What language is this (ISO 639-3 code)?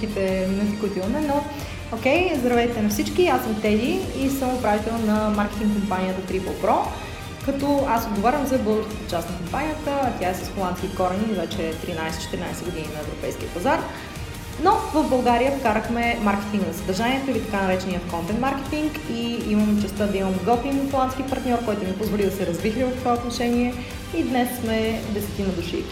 bul